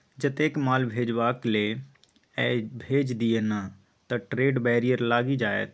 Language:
Maithili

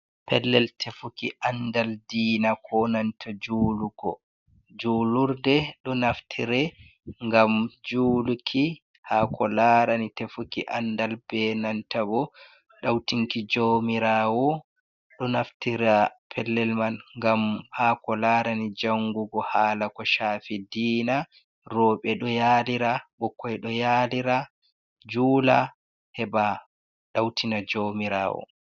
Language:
Fula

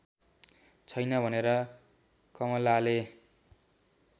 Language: Nepali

